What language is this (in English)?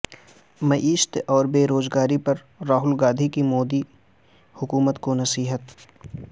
Urdu